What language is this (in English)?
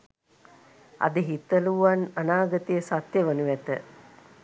Sinhala